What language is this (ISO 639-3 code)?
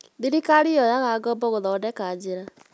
kik